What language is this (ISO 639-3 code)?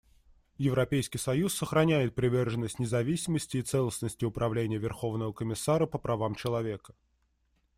rus